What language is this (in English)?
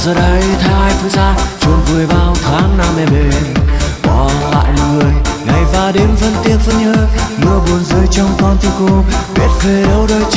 Vietnamese